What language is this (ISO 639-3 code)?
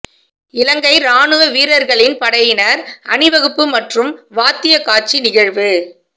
tam